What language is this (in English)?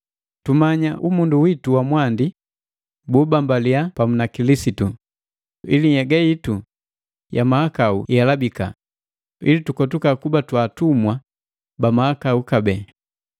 Matengo